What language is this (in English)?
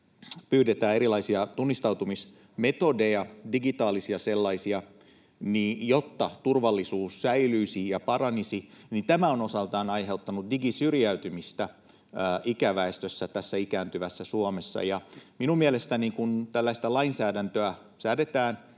Finnish